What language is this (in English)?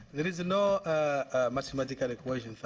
English